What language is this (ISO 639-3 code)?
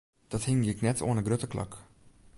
fry